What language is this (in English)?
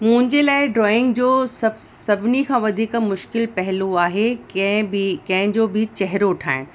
Sindhi